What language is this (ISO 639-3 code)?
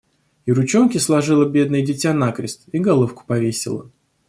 rus